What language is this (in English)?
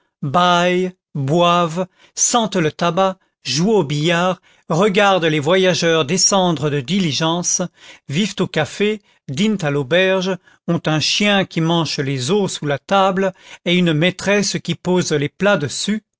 French